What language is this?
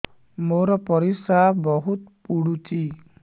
Odia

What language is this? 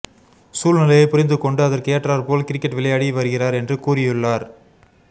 Tamil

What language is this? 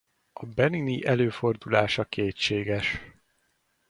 Hungarian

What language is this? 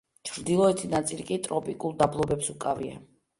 Georgian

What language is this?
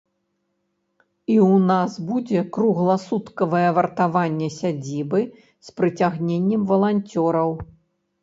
Belarusian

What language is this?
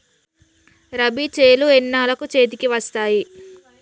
Telugu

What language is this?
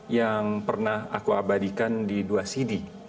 Indonesian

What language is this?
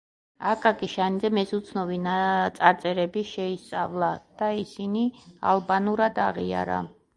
Georgian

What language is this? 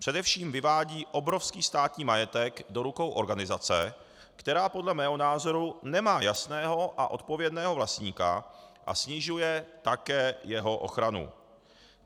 Czech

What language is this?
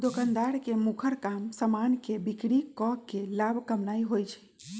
Magahi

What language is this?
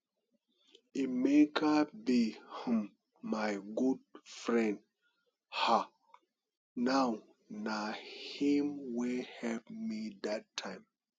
Nigerian Pidgin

